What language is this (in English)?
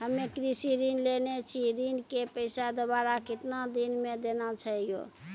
Maithili